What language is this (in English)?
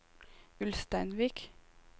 Norwegian